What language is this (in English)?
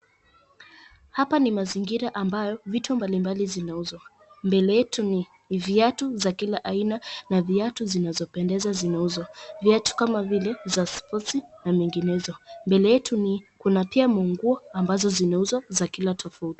Swahili